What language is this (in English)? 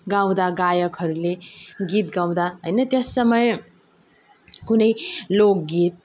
Nepali